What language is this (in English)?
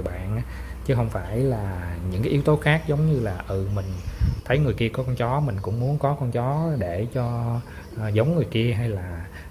Vietnamese